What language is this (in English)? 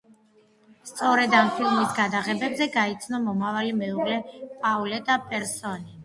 Georgian